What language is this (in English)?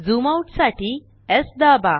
Marathi